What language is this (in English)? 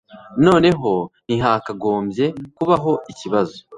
Kinyarwanda